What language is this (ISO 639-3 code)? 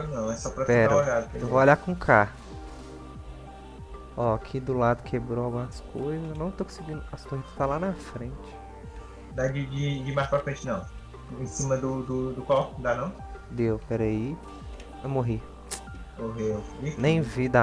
por